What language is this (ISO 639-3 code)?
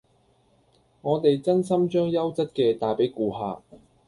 yue